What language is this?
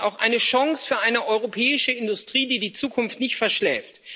German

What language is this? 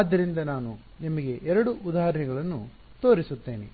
Kannada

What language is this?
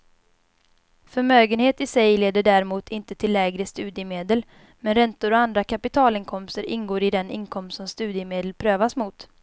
Swedish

